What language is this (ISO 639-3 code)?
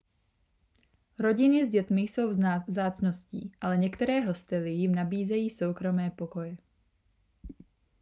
ces